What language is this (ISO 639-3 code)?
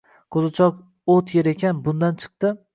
uzb